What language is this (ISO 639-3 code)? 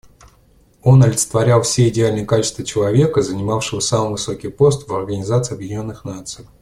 rus